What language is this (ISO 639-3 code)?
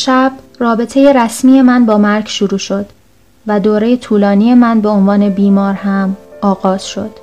fas